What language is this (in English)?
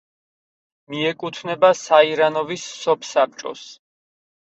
Georgian